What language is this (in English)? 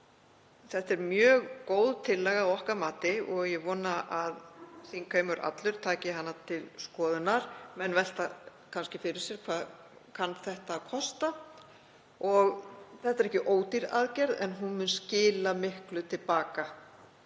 Icelandic